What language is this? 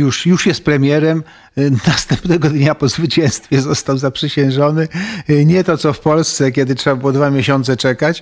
Polish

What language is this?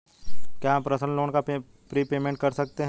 Hindi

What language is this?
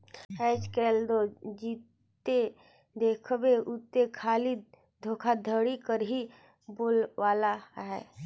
Chhattisgarhi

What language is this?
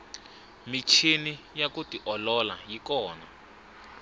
Tsonga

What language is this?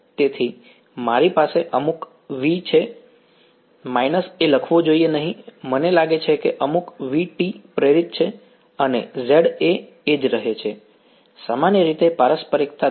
Gujarati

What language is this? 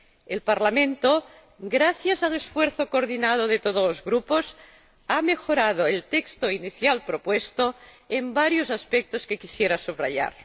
Spanish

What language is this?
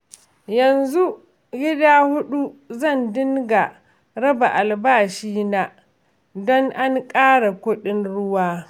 Hausa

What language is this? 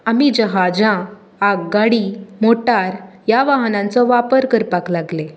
Konkani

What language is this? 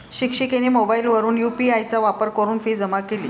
Marathi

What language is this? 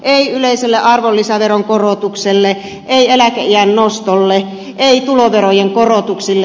Finnish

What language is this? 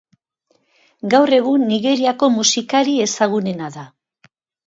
Basque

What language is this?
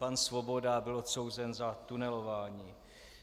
Czech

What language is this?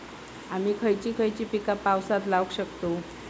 Marathi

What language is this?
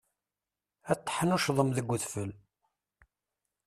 Kabyle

